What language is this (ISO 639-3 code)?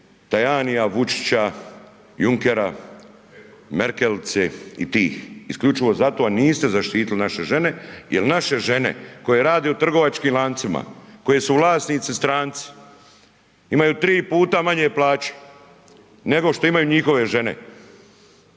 hrv